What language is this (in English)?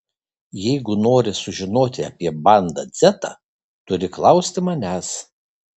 Lithuanian